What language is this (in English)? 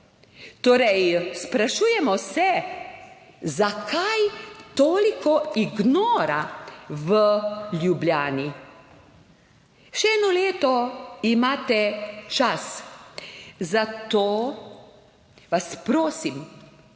Slovenian